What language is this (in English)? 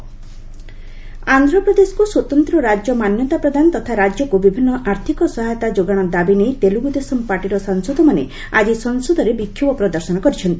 Odia